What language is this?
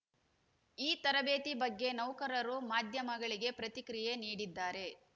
Kannada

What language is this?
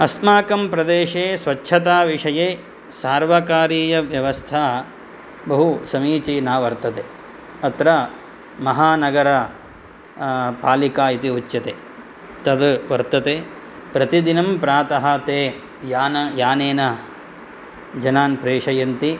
Sanskrit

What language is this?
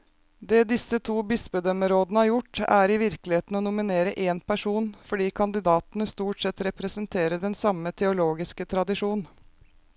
Norwegian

